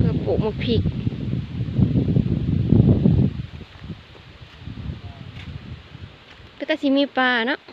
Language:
Thai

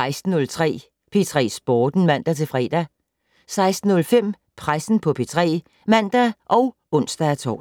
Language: Danish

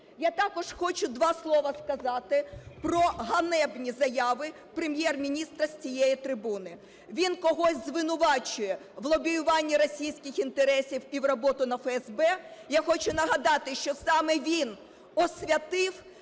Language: Ukrainian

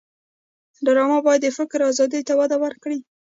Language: Pashto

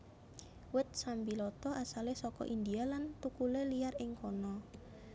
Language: Javanese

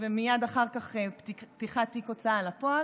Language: Hebrew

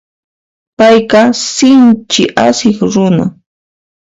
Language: Puno Quechua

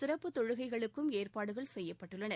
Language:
Tamil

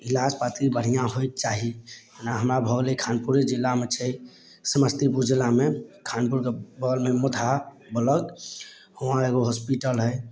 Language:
Maithili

